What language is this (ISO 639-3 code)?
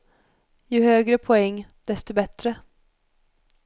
swe